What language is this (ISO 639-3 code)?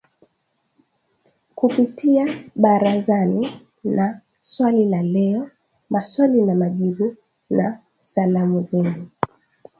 swa